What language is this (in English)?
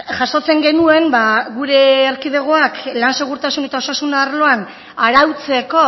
Basque